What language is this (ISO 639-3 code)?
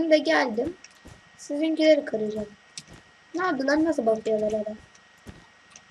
tur